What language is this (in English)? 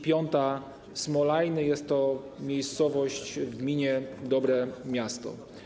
Polish